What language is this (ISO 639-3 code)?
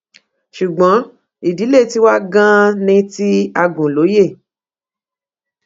yor